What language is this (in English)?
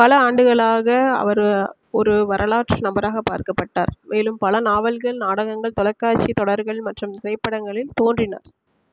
Tamil